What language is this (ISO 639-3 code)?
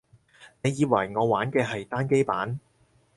yue